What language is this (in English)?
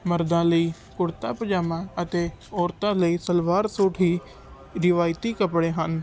Punjabi